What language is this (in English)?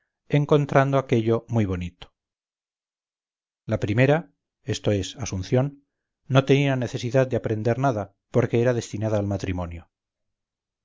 Spanish